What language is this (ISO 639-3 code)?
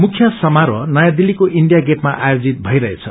nep